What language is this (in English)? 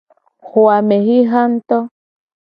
Gen